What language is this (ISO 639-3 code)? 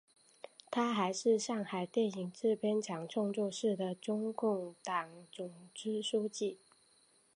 zho